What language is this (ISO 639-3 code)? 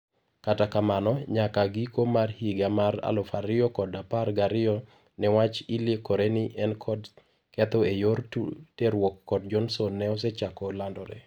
luo